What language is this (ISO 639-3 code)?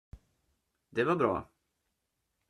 swe